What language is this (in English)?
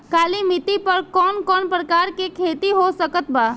Bhojpuri